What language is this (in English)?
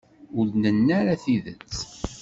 Kabyle